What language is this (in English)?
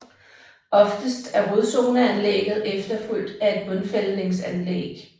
Danish